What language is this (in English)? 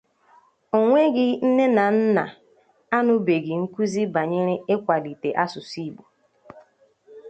Igbo